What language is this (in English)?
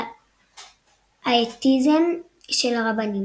Hebrew